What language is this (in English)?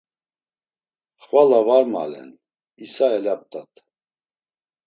Laz